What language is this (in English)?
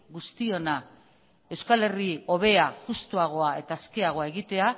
Basque